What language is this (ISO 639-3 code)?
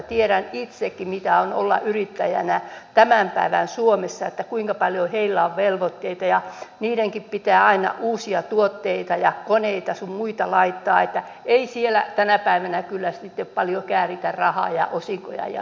fin